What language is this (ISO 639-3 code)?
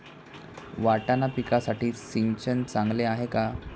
mar